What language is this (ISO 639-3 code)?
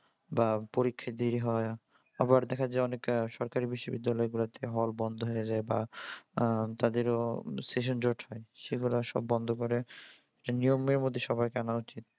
ben